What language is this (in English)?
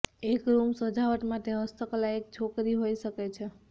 Gujarati